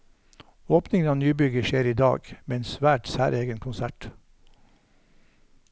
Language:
Norwegian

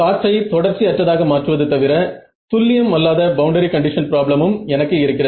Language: Tamil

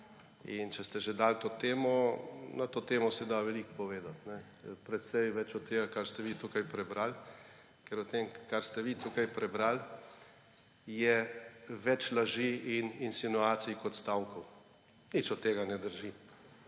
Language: Slovenian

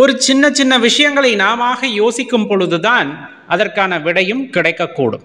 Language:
Tamil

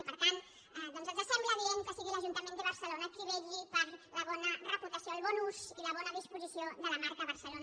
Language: Catalan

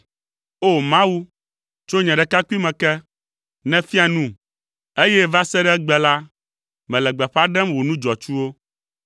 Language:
Ewe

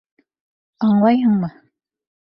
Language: Bashkir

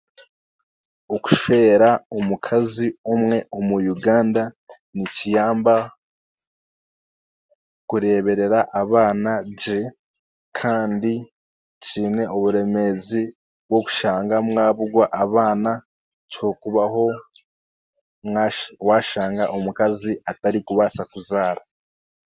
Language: Chiga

